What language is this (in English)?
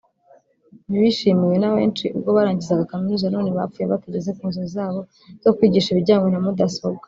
Kinyarwanda